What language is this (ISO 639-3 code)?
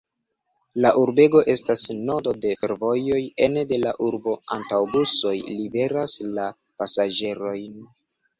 epo